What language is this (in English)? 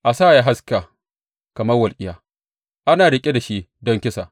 Hausa